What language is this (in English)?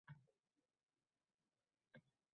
Uzbek